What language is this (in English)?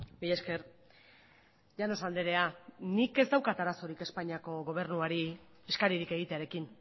Basque